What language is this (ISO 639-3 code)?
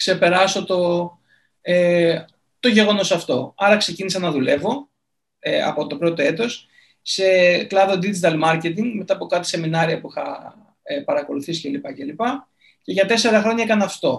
ell